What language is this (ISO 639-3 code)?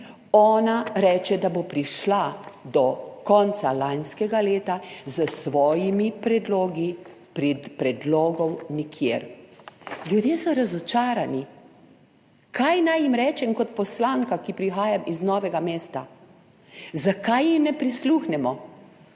slv